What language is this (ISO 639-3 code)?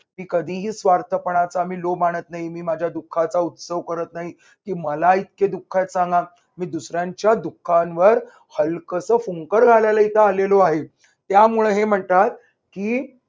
mar